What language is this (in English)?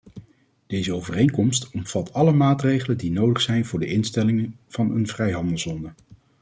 Dutch